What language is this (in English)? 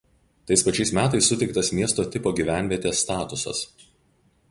Lithuanian